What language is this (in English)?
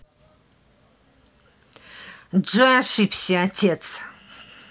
Russian